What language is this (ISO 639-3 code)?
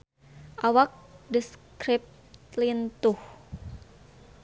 sun